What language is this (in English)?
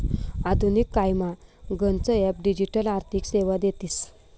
Marathi